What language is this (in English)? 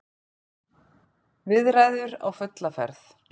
Icelandic